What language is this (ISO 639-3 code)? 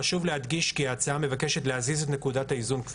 heb